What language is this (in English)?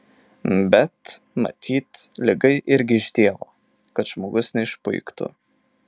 Lithuanian